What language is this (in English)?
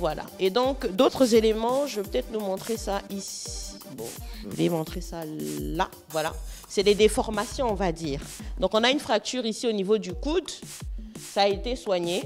French